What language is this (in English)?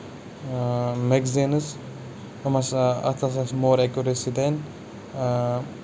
Kashmiri